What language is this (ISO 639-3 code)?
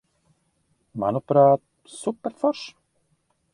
lav